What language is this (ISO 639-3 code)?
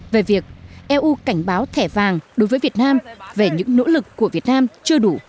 vie